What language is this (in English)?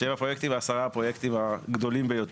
Hebrew